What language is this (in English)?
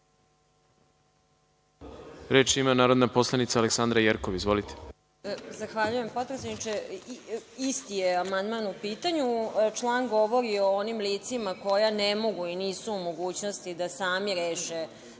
Serbian